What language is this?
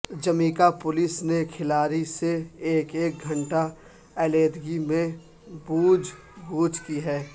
Urdu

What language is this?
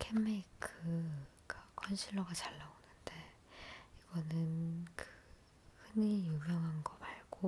Korean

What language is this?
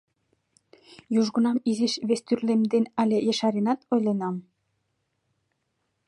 Mari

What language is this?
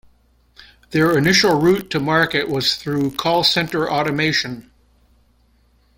English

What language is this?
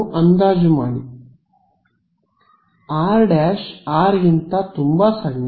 Kannada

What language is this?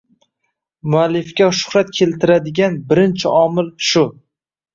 Uzbek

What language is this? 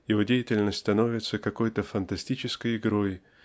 Russian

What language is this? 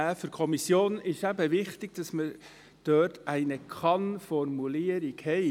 Swiss German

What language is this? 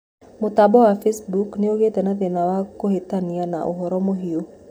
Kikuyu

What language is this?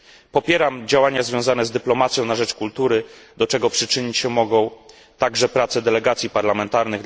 Polish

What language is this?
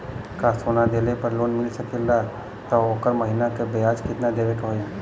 Bhojpuri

